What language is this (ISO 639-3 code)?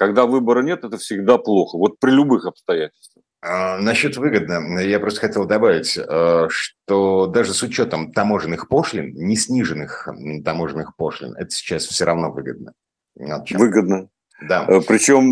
rus